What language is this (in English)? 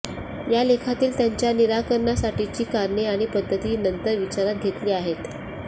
Marathi